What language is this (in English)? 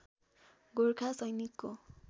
Nepali